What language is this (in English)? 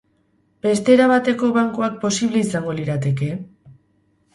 Basque